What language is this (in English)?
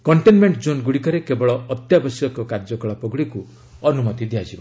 Odia